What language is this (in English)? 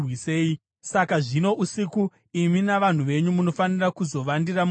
Shona